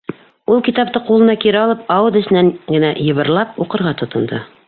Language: Bashkir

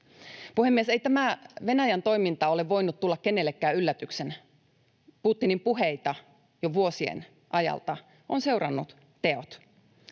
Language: Finnish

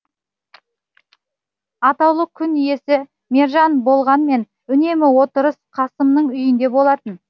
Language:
Kazakh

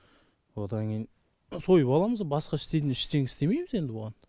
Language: Kazakh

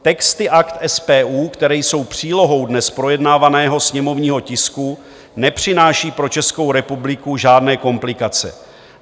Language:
Czech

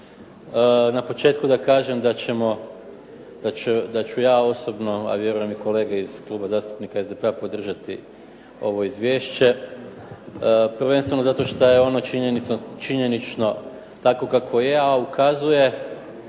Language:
Croatian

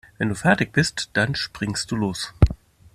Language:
German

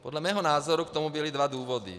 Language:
Czech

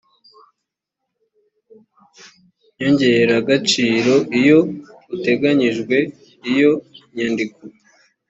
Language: Kinyarwanda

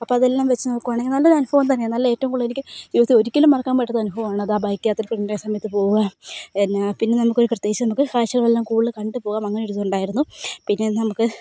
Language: Malayalam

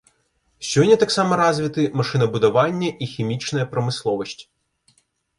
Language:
Belarusian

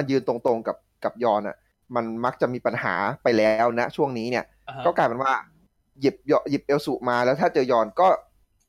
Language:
Thai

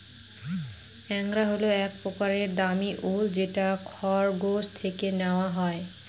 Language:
Bangla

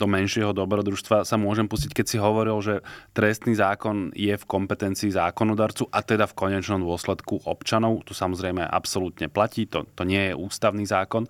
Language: Slovak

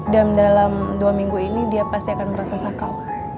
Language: Indonesian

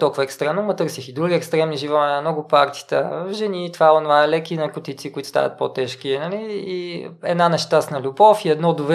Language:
Bulgarian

